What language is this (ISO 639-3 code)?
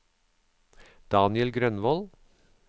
nor